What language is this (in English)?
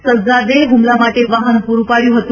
Gujarati